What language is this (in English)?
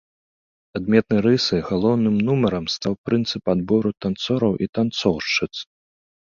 Belarusian